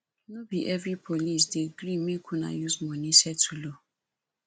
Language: Nigerian Pidgin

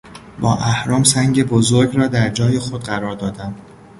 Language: Persian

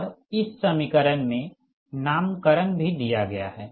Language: Hindi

